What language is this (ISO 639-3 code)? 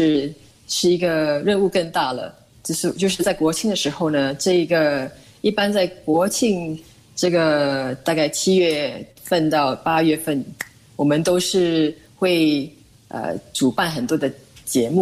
zho